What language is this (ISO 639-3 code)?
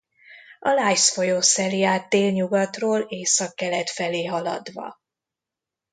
hun